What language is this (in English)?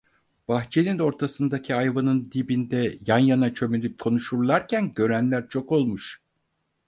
Turkish